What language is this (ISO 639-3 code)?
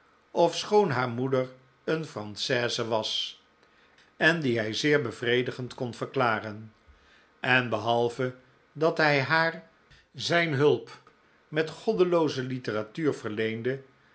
nld